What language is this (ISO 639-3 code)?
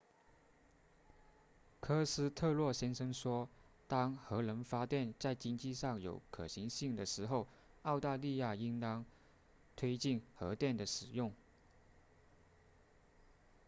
zho